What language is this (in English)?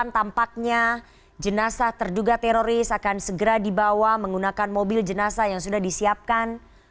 Indonesian